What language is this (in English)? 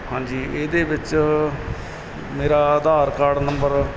Punjabi